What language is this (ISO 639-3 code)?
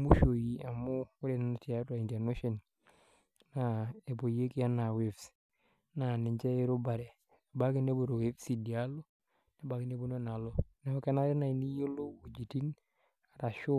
mas